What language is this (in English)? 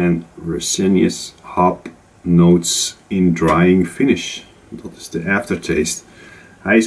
Dutch